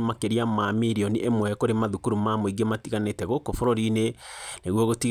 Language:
Kikuyu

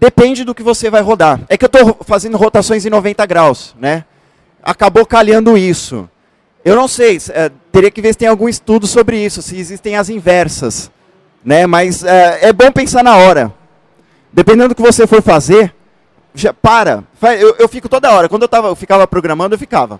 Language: Portuguese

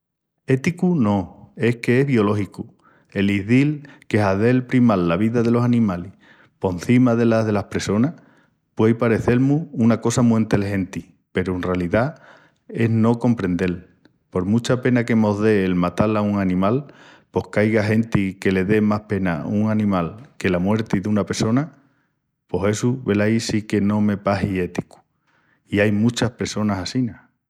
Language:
Extremaduran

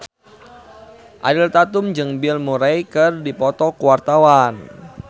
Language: Sundanese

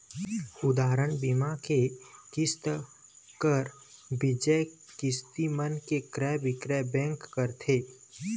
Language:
Chhattisgarhi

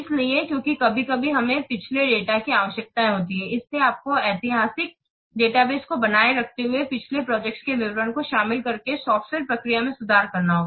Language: Hindi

